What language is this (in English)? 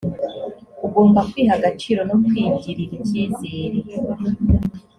Kinyarwanda